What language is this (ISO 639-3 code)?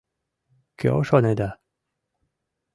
chm